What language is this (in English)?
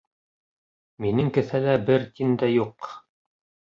Bashkir